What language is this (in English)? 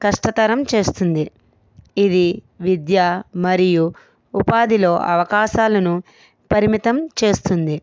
Telugu